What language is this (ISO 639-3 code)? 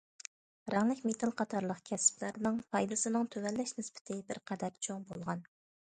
uig